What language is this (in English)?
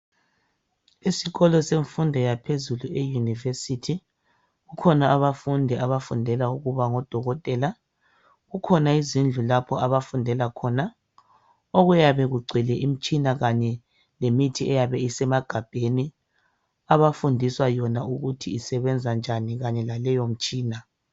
North Ndebele